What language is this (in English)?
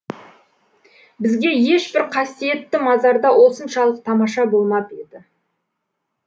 Kazakh